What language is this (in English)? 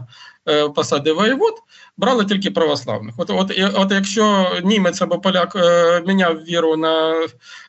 Ukrainian